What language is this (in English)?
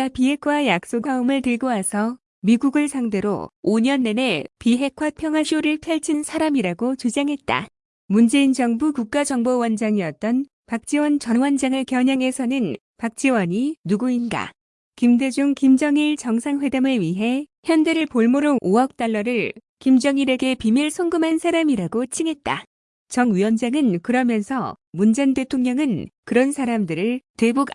Korean